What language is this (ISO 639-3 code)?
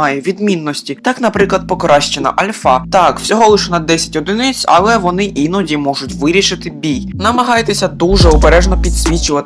ukr